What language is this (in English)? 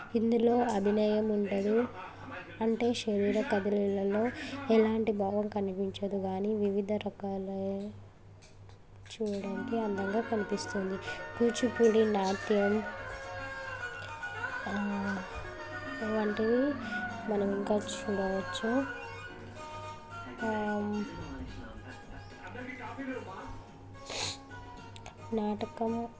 Telugu